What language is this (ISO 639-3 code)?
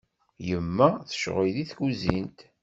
kab